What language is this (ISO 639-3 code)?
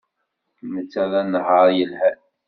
kab